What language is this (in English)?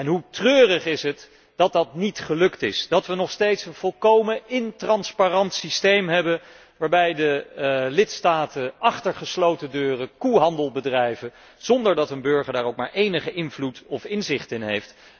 Dutch